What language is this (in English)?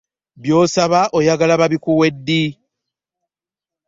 Ganda